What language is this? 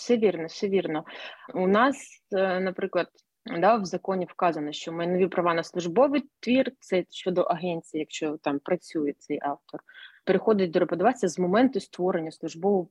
Ukrainian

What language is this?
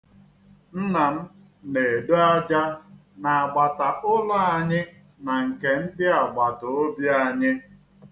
Igbo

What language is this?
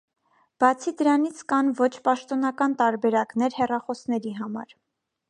Armenian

